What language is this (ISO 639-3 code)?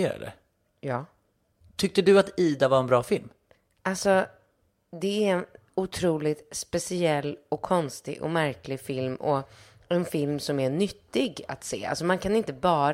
swe